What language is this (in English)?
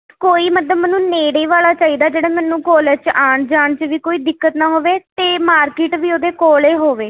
Punjabi